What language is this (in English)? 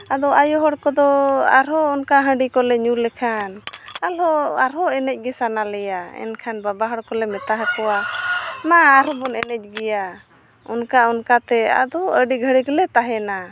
Santali